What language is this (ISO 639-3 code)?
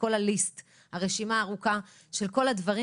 heb